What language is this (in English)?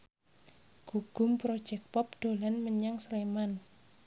Javanese